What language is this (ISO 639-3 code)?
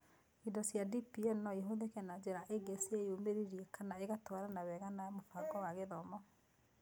kik